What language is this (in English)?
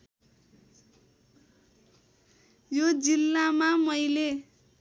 Nepali